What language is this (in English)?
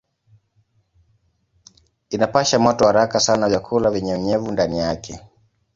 Swahili